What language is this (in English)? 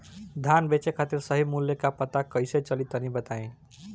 Bhojpuri